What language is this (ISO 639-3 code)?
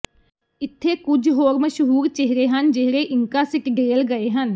pan